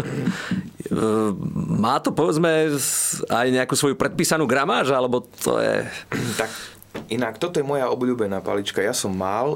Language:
Slovak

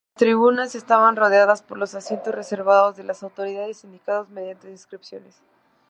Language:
Spanish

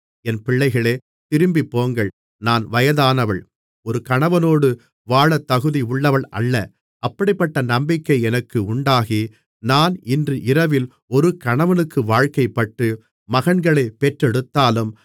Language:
Tamil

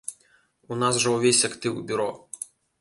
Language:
Belarusian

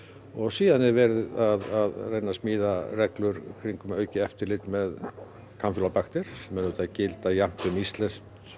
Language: Icelandic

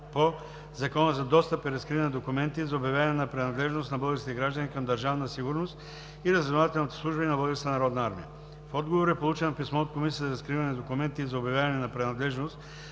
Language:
Bulgarian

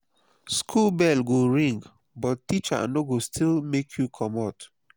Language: Nigerian Pidgin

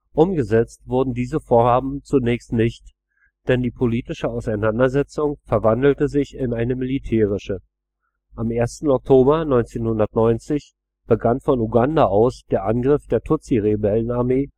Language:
German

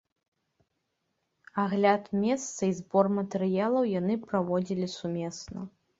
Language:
Belarusian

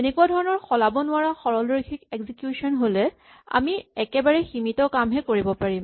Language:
Assamese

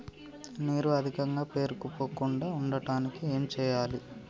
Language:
Telugu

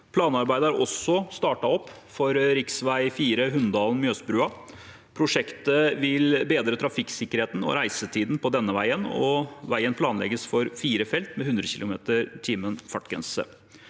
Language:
Norwegian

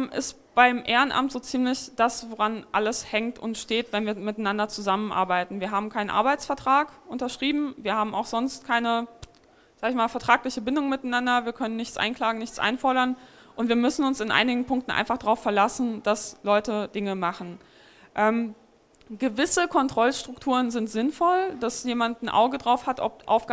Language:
German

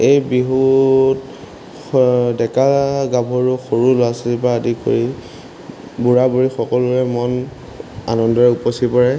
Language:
Assamese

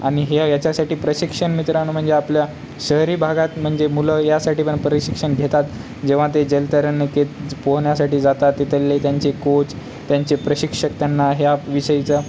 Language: Marathi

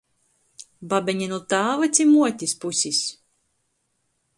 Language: Latgalian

